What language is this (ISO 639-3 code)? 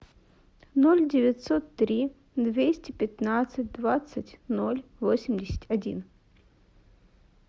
rus